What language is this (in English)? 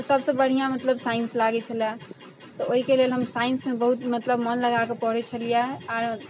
Maithili